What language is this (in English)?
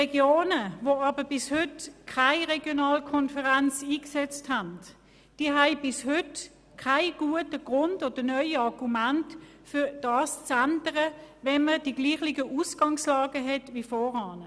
Swiss German